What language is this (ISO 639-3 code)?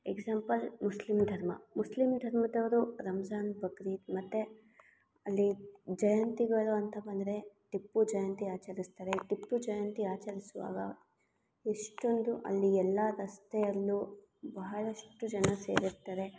kan